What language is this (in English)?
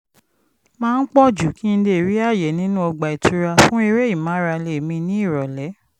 Yoruba